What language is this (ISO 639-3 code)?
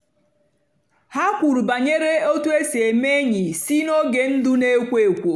ibo